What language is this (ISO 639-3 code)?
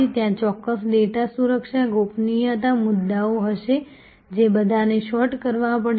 guj